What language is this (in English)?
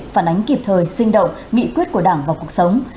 Vietnamese